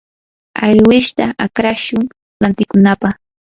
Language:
Yanahuanca Pasco Quechua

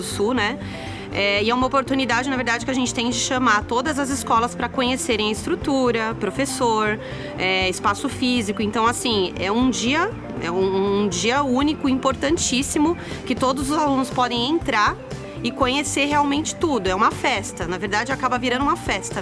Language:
Portuguese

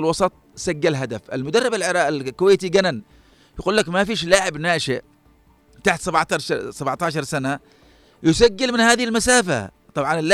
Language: Arabic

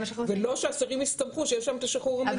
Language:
Hebrew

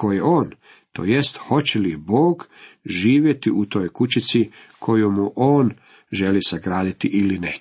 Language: Croatian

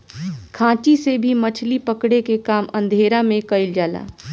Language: Bhojpuri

